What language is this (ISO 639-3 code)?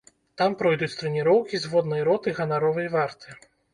bel